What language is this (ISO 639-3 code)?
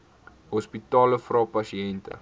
afr